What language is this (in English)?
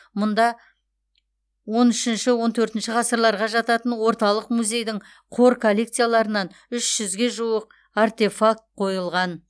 Kazakh